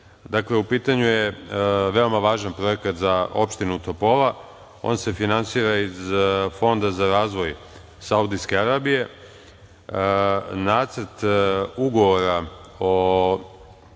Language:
Serbian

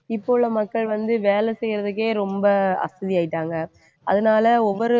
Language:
Tamil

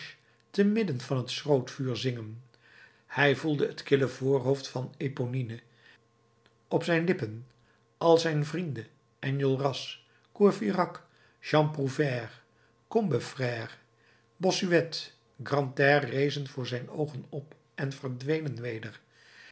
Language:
Dutch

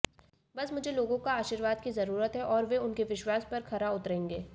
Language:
Hindi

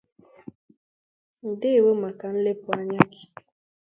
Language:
Igbo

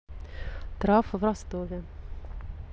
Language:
Russian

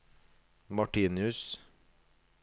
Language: Norwegian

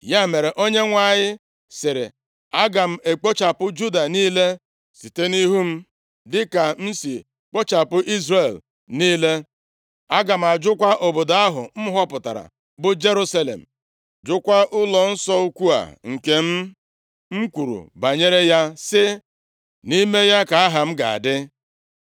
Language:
Igbo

